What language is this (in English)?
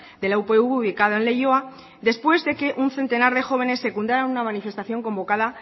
Spanish